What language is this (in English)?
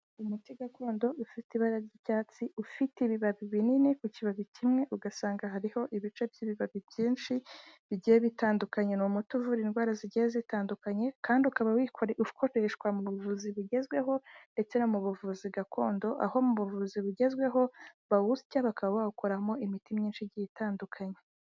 Kinyarwanda